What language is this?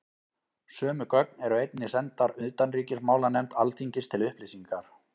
Icelandic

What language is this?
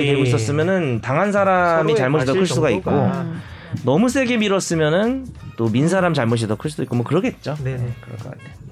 Korean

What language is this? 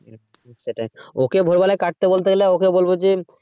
Bangla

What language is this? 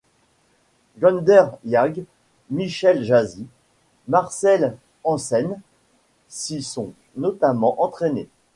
French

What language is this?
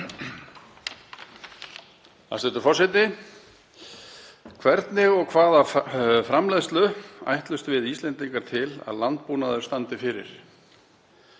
Icelandic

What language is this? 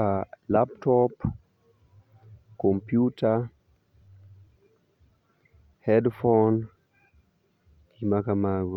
Luo (Kenya and Tanzania)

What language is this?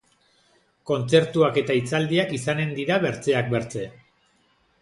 Basque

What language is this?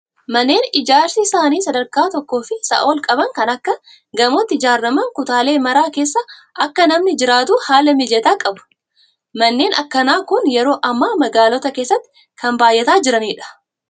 Oromo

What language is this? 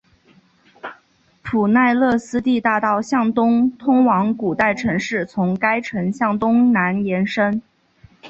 Chinese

